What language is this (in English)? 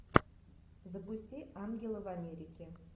Russian